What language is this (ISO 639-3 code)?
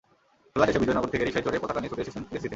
ben